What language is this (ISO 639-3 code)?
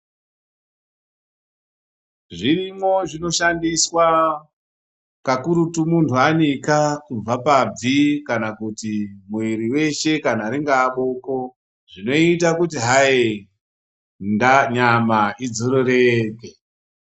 ndc